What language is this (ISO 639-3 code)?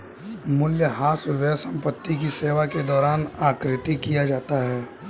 hin